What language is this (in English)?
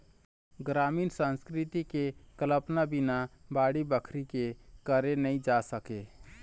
Chhattisgarhi